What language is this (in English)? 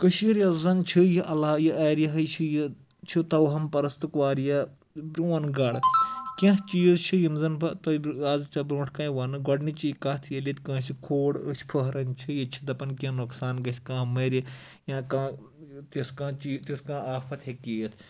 Kashmiri